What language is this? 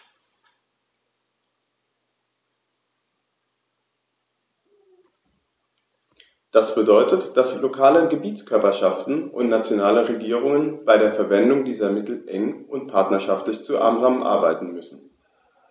German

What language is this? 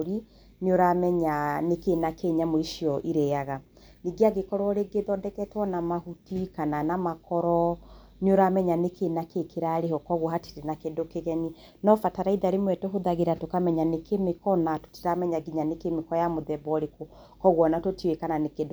Kikuyu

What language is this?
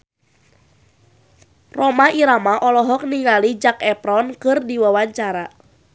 Sundanese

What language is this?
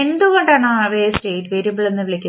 Malayalam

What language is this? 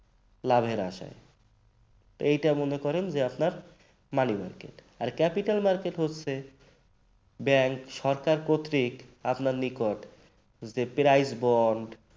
Bangla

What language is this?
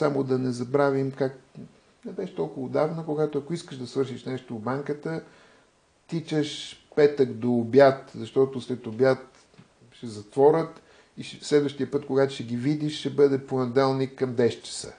Bulgarian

